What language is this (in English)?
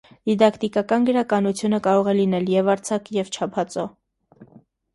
Armenian